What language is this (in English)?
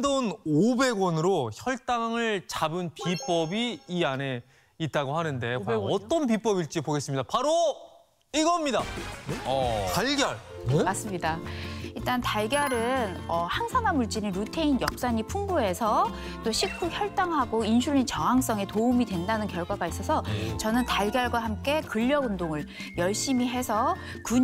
Korean